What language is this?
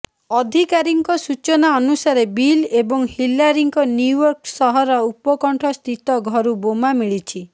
Odia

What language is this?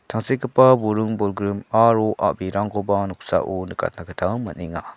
Garo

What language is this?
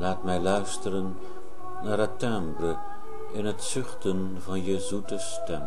Dutch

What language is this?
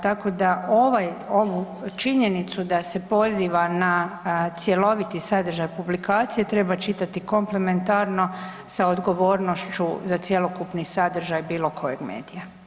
Croatian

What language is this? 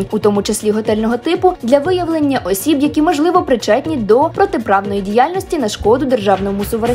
Ukrainian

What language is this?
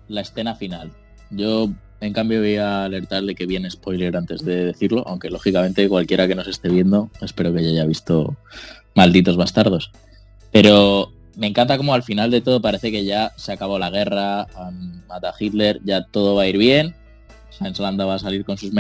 Spanish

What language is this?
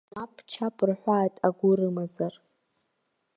Abkhazian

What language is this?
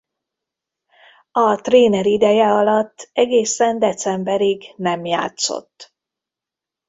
Hungarian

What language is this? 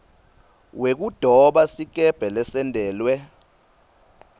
Swati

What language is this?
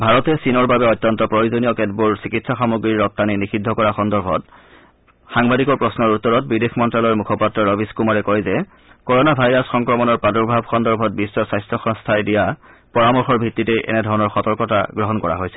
Assamese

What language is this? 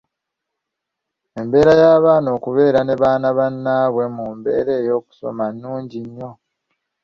Ganda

